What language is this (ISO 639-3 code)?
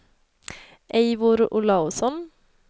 swe